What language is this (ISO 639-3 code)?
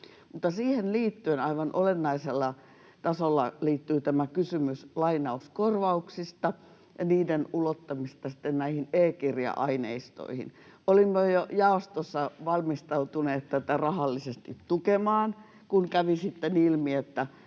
fin